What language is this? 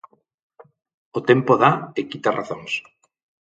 Galician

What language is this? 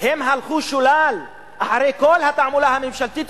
Hebrew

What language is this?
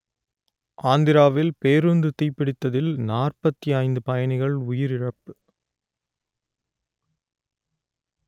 Tamil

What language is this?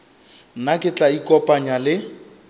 Northern Sotho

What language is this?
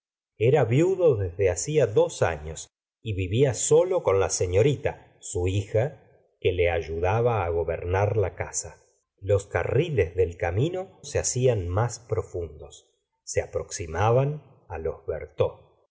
Spanish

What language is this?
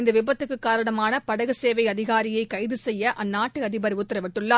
Tamil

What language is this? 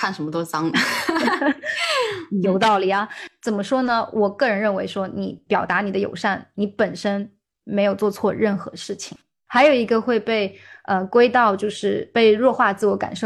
Chinese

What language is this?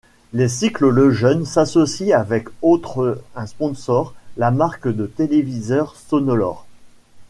French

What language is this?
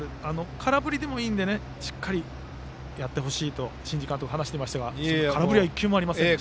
Japanese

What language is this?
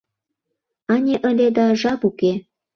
Mari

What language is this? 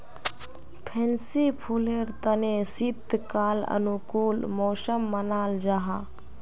Magahi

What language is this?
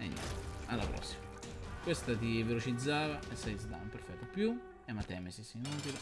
Italian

